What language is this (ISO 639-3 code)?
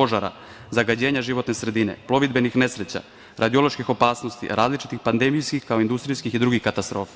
srp